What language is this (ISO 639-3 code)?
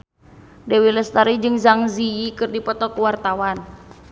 sun